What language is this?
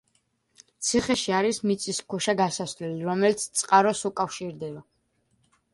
Georgian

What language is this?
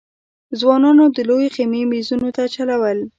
Pashto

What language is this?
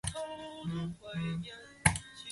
Chinese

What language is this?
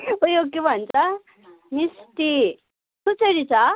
Nepali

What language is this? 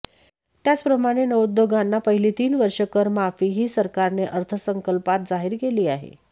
Marathi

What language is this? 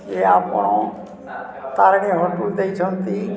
Odia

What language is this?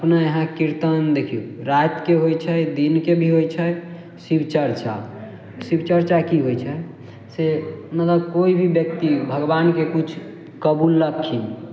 Maithili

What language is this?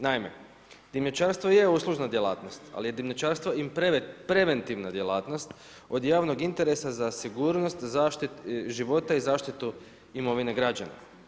Croatian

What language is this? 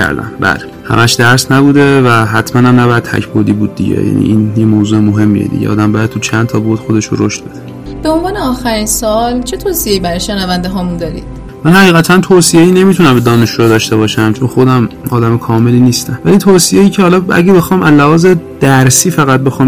Persian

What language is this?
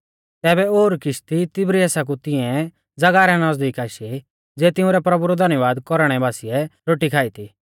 Mahasu Pahari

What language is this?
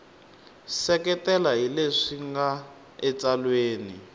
Tsonga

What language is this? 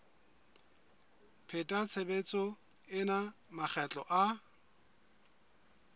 Southern Sotho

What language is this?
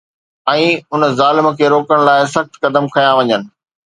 Sindhi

